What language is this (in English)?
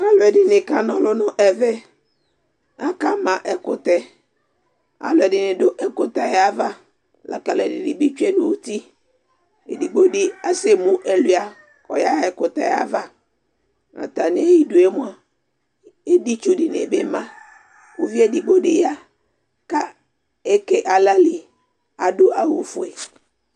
Ikposo